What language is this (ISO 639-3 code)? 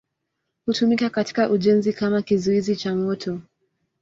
swa